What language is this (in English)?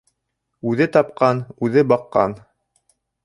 Bashkir